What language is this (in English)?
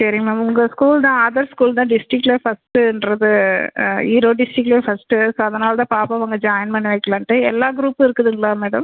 Tamil